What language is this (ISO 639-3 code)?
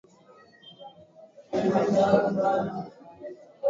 swa